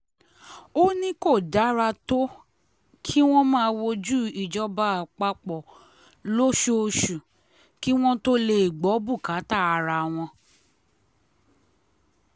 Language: Yoruba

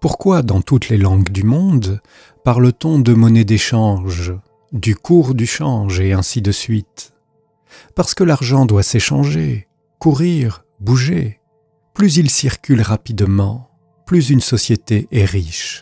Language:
French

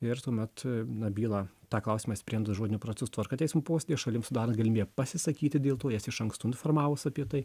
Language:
Lithuanian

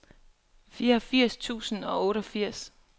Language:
Danish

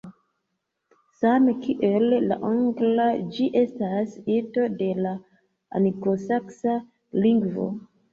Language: Esperanto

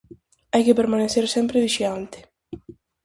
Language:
Galician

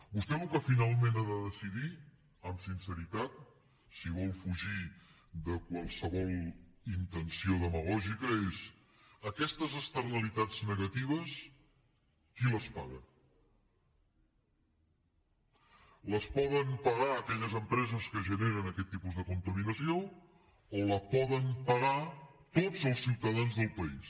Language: Catalan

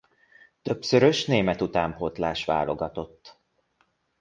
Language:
Hungarian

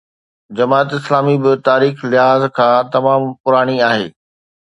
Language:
Sindhi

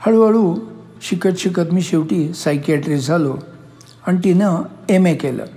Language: Marathi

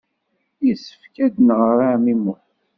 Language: Kabyle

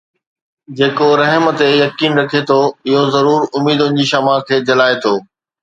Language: Sindhi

